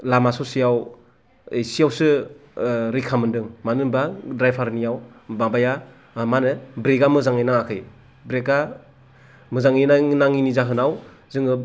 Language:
Bodo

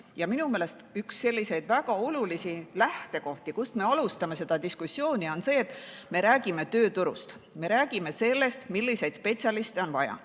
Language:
Estonian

